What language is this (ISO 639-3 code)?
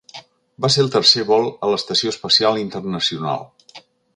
cat